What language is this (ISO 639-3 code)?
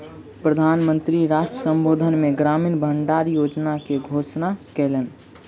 mai